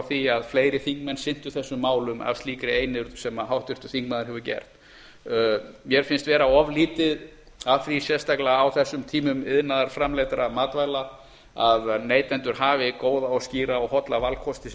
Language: Icelandic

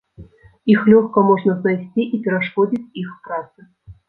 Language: Belarusian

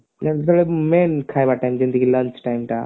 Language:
Odia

